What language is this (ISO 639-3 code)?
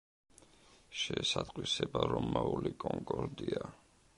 kat